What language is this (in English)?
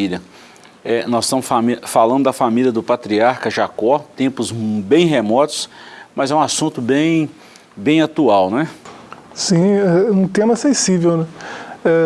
Portuguese